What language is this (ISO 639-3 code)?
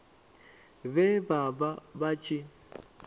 ven